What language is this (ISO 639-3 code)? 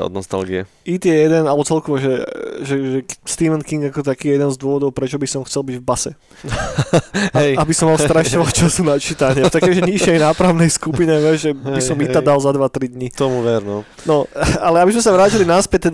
slk